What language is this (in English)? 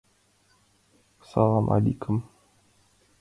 Mari